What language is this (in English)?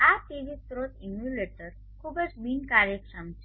Gujarati